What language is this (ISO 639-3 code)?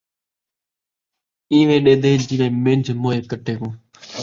skr